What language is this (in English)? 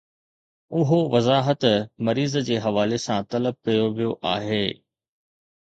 Sindhi